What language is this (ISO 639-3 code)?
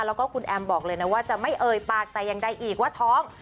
tha